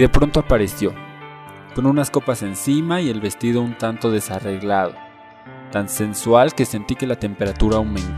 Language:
Spanish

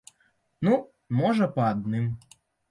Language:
Belarusian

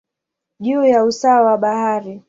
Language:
Swahili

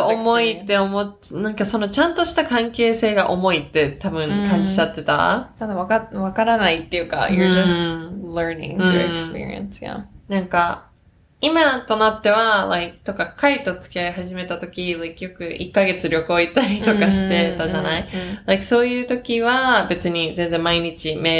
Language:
Japanese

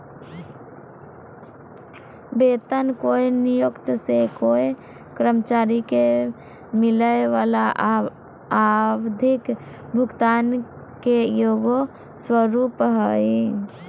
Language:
Magahi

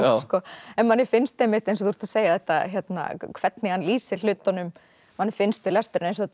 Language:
Icelandic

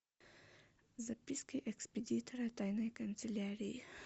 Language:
Russian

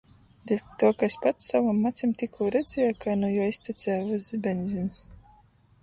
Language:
Latgalian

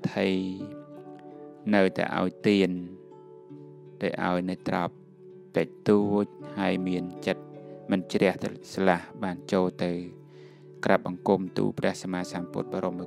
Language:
Thai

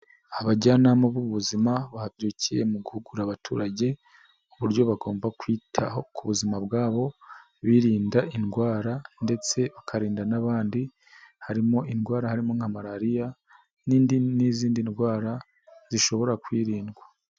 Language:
Kinyarwanda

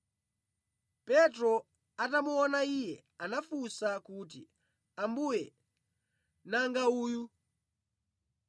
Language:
Nyanja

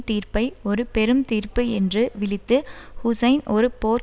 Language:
Tamil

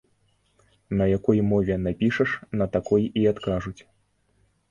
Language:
Belarusian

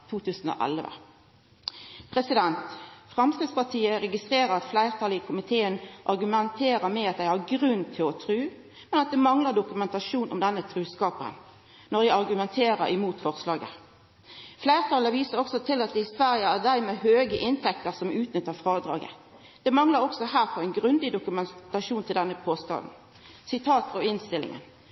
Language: Norwegian Nynorsk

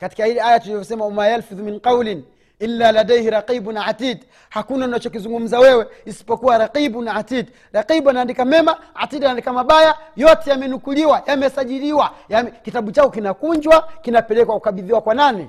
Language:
Swahili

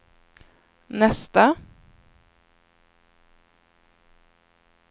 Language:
Swedish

